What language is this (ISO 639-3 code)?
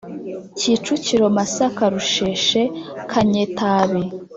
kin